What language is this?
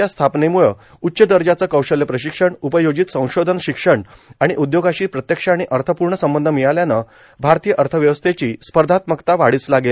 Marathi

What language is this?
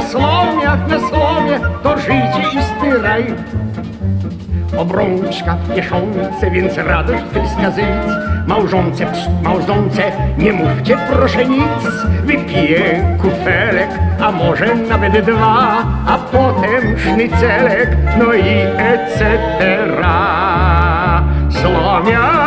Thai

